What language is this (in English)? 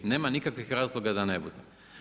Croatian